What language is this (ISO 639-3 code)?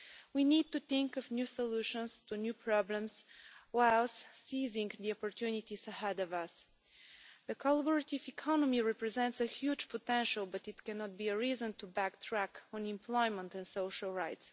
eng